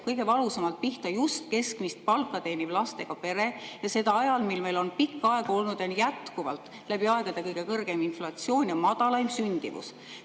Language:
Estonian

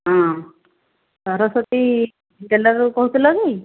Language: Odia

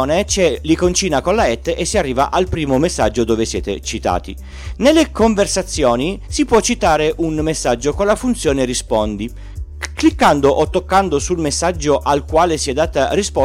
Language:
Italian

